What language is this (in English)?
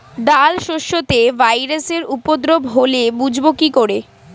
Bangla